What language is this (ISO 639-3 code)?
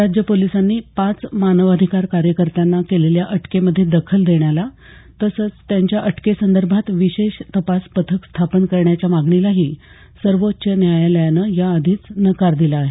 mar